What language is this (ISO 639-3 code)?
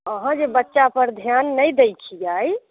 mai